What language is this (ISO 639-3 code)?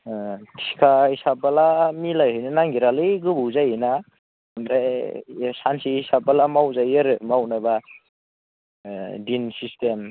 brx